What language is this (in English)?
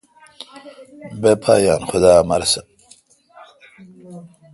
Kalkoti